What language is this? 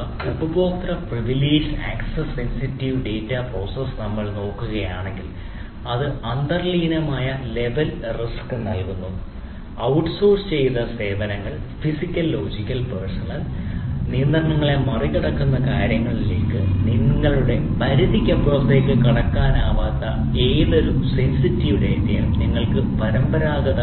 Malayalam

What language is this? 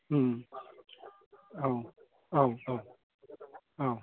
Bodo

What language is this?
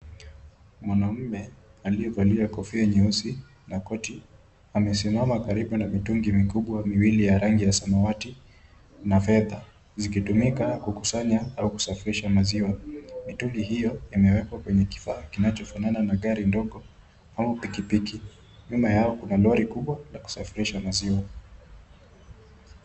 Swahili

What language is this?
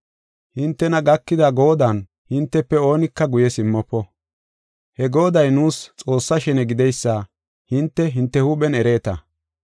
Gofa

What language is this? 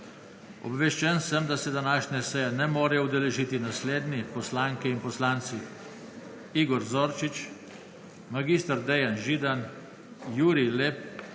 Slovenian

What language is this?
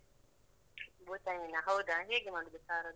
Kannada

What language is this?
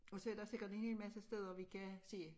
Danish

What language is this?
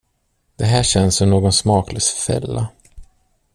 Swedish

